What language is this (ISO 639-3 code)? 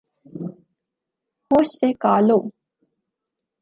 urd